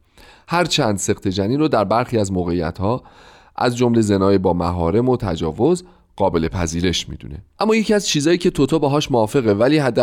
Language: Persian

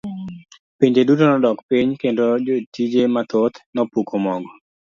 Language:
Luo (Kenya and Tanzania)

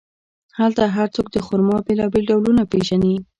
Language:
Pashto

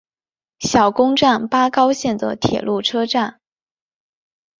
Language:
Chinese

